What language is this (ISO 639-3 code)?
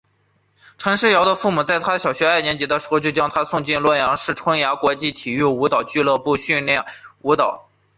zho